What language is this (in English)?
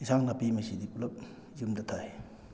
Manipuri